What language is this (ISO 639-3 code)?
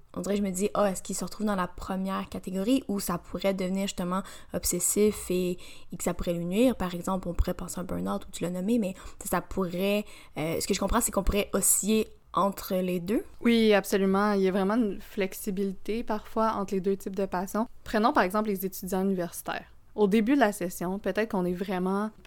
fra